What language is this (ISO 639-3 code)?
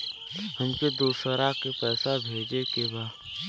bho